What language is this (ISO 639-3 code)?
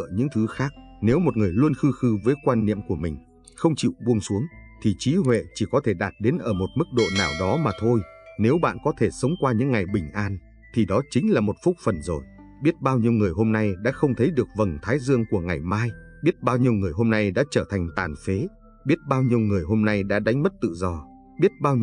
vie